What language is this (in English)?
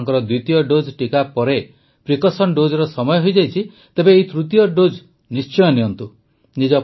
Odia